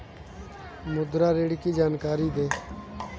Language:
Hindi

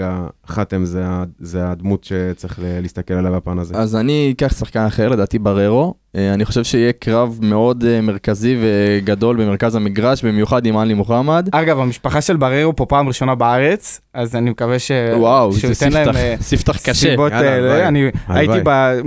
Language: Hebrew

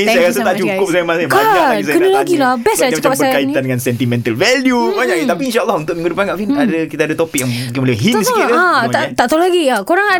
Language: Malay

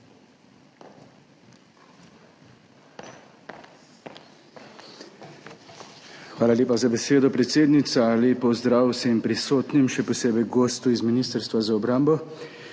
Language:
Slovenian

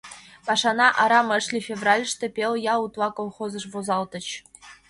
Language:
Mari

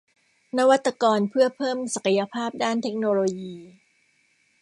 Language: Thai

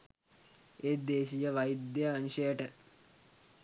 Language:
Sinhala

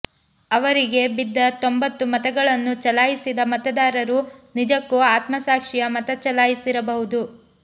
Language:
Kannada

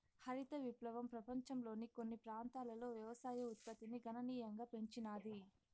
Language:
Telugu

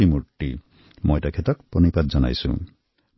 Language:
Assamese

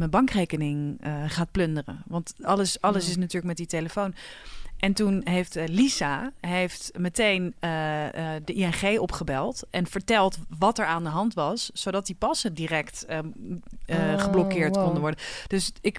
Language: Dutch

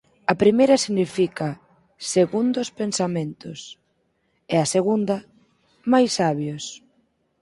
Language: Galician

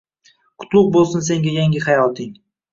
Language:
Uzbek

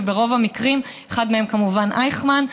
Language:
Hebrew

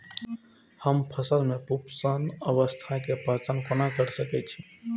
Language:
Maithili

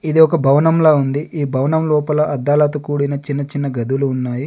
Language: Telugu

